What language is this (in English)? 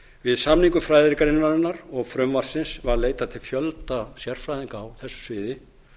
Icelandic